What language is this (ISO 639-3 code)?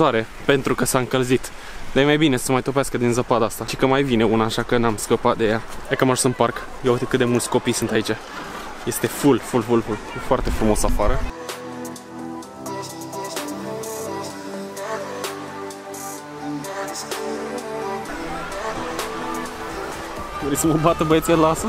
ron